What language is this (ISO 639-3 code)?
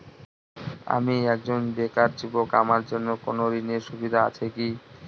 ben